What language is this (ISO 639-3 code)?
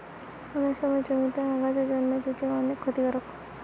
ben